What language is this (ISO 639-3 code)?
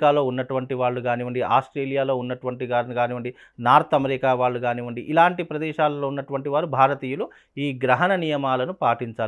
tel